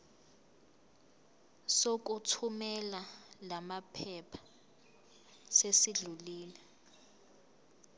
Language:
Zulu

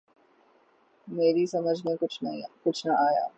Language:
Urdu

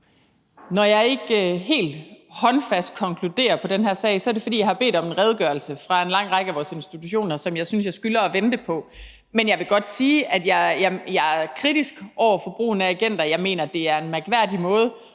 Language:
Danish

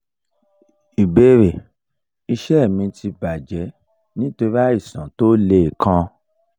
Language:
Yoruba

